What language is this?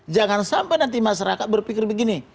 Indonesian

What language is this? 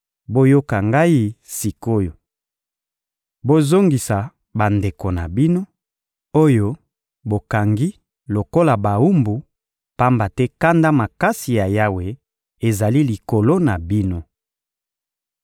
Lingala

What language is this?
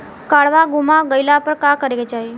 Bhojpuri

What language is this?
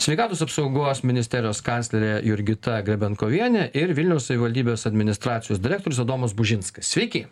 Lithuanian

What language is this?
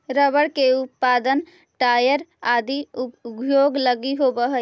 Magahi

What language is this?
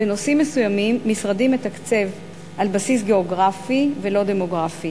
Hebrew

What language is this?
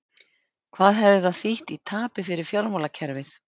Icelandic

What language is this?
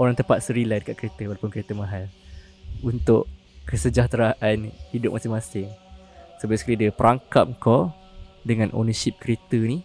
Malay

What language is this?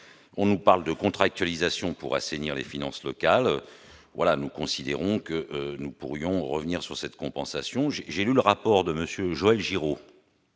French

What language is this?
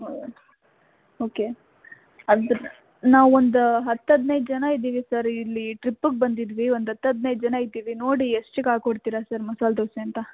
Kannada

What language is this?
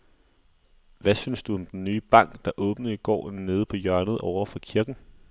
Danish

